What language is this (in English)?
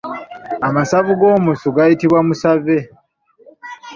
Ganda